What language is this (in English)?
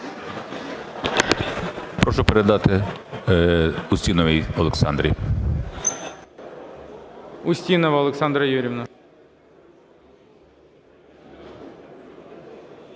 Ukrainian